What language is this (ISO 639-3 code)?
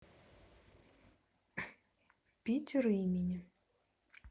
rus